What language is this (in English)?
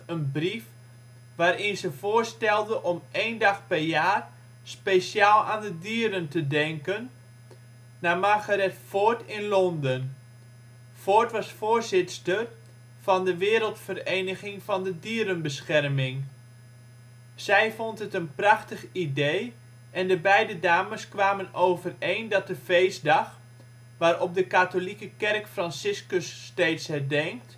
Dutch